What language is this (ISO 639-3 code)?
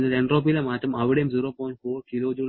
mal